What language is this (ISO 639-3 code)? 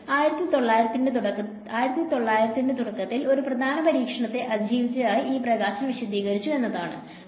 mal